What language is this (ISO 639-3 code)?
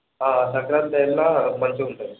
tel